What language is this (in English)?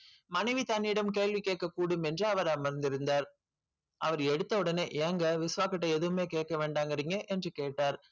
Tamil